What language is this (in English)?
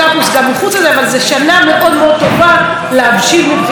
Hebrew